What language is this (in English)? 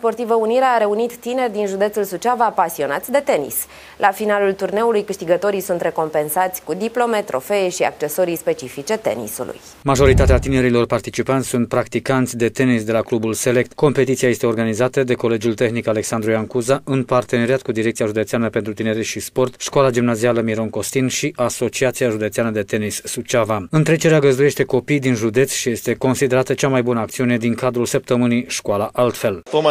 Romanian